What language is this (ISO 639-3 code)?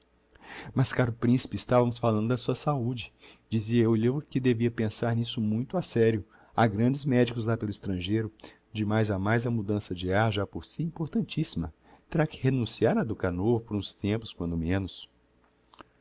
por